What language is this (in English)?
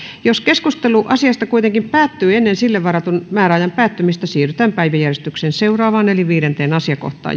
Finnish